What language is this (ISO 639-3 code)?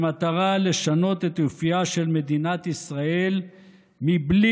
heb